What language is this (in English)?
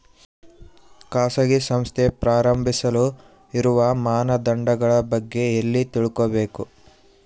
Kannada